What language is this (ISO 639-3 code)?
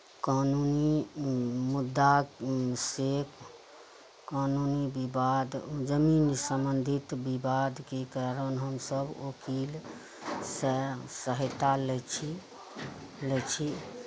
mai